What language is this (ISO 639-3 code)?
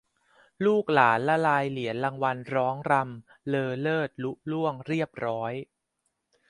tha